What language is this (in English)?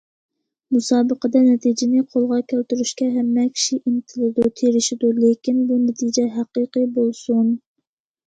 Uyghur